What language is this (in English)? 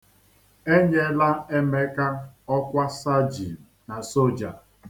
Igbo